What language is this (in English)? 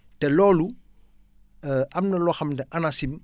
Wolof